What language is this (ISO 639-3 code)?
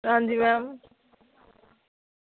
doi